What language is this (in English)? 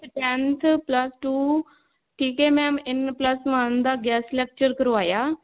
Punjabi